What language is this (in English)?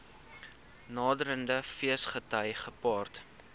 Afrikaans